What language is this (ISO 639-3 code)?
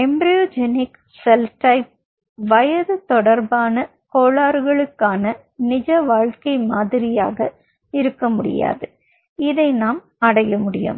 tam